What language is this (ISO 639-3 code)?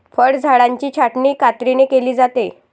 mar